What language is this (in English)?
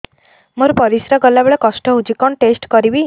Odia